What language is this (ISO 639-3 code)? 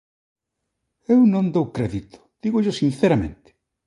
glg